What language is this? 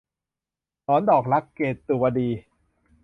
Thai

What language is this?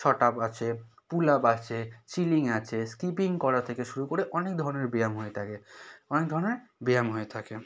Bangla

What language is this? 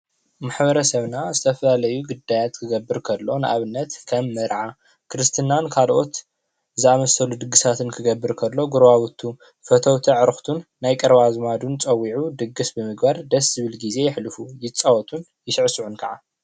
Tigrinya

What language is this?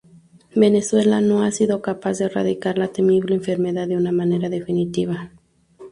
Spanish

